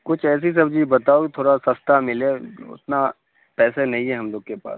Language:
Urdu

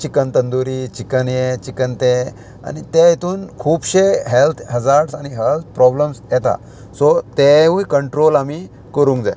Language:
Konkani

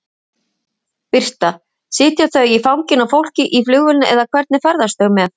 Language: Icelandic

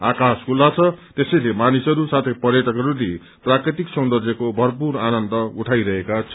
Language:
Nepali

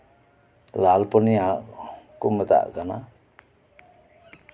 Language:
Santali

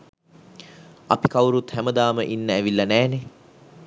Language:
Sinhala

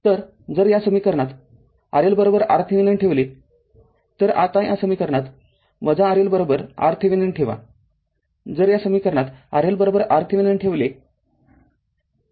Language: Marathi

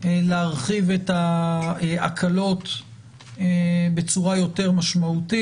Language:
Hebrew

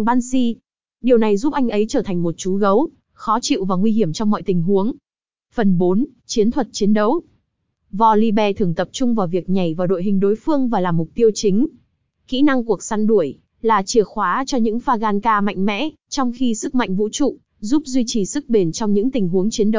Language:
Vietnamese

